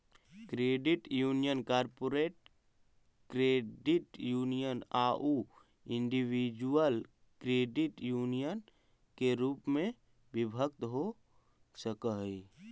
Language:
Magahi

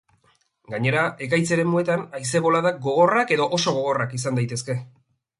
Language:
Basque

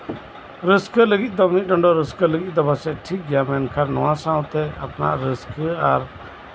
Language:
Santali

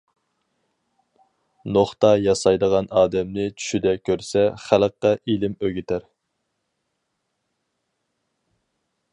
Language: Uyghur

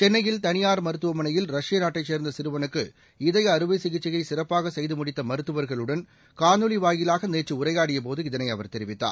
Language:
Tamil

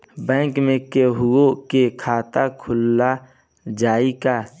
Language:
Bhojpuri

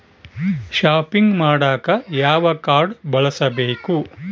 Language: Kannada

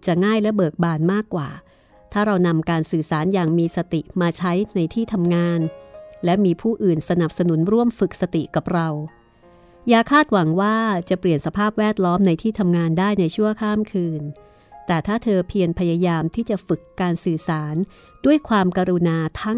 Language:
Thai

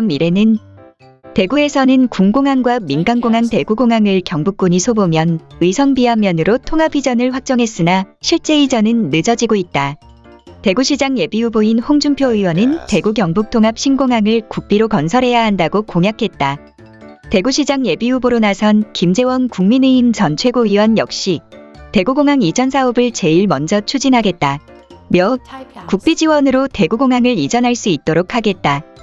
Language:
Korean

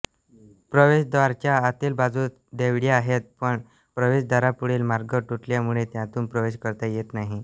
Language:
Marathi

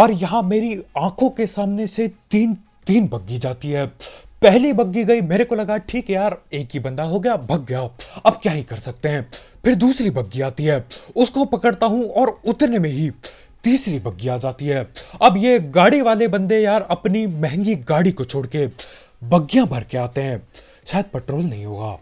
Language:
Hindi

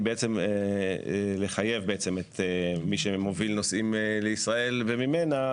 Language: Hebrew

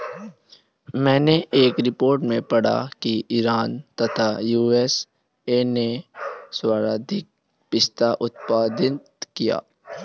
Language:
Hindi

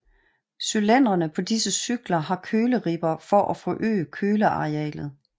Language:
Danish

